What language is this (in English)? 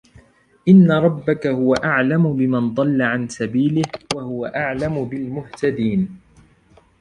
Arabic